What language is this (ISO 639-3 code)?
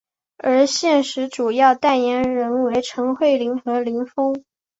zho